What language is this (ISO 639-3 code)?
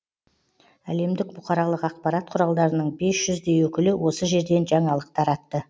kaz